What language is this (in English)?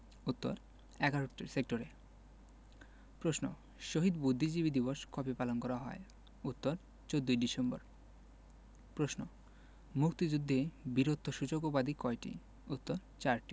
Bangla